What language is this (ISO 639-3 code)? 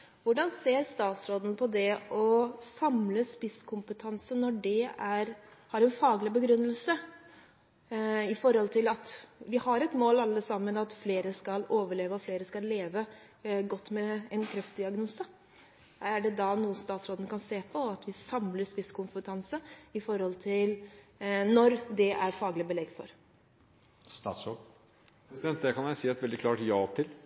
nob